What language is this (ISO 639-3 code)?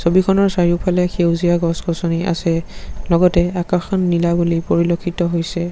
asm